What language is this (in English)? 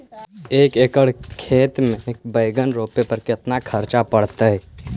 Magahi